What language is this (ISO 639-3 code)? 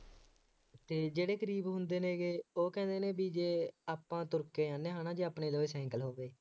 pan